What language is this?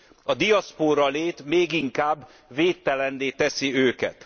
Hungarian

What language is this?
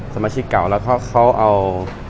Thai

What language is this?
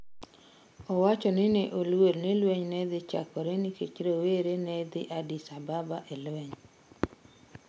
Luo (Kenya and Tanzania)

